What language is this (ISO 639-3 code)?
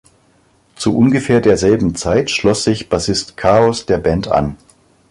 deu